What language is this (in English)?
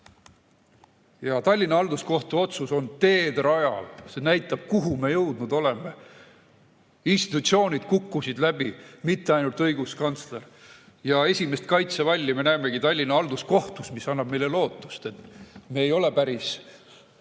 Estonian